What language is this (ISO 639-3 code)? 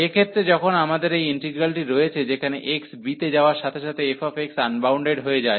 ben